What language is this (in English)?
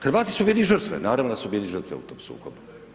Croatian